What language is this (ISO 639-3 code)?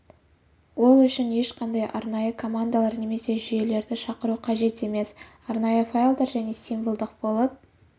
kaz